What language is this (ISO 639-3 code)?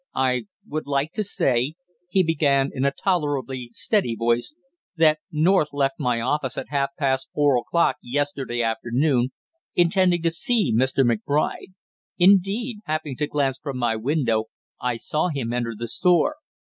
eng